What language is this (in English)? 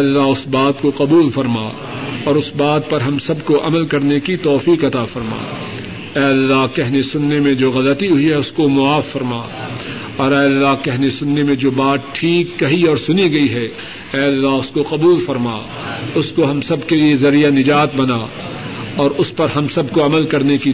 Urdu